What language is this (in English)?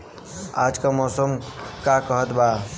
Bhojpuri